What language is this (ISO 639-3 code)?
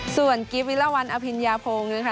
tha